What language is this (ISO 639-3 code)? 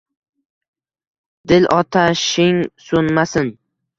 uzb